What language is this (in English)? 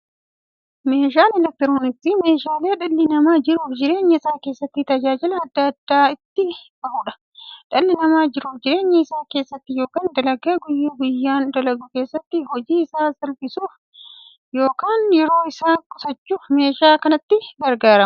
Oromo